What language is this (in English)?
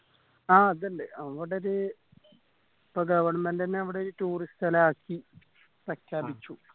Malayalam